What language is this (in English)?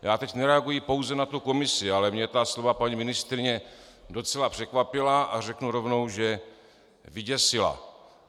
Czech